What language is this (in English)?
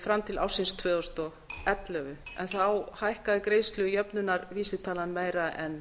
Icelandic